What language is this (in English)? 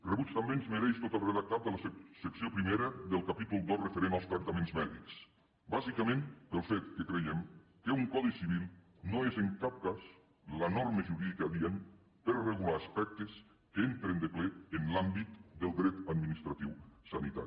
Catalan